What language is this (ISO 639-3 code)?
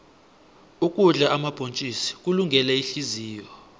nbl